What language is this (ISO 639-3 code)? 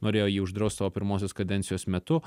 lit